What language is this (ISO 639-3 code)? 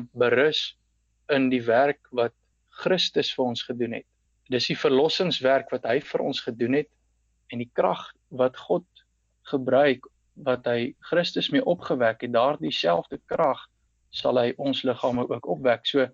nld